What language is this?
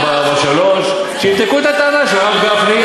Hebrew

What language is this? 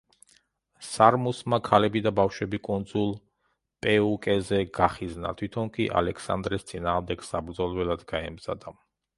Georgian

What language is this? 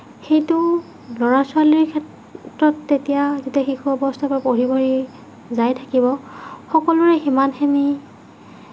Assamese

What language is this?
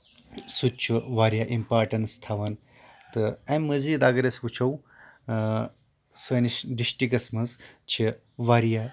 Kashmiri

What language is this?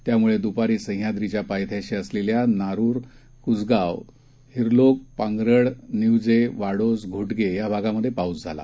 Marathi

